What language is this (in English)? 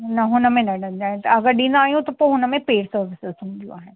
Sindhi